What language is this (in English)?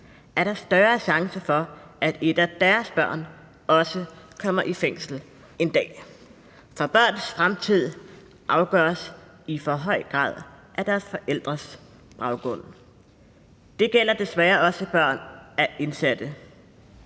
Danish